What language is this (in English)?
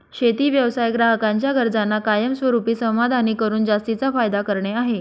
Marathi